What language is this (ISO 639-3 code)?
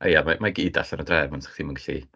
cym